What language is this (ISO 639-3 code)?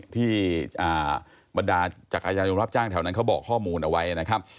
tha